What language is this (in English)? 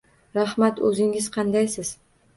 Uzbek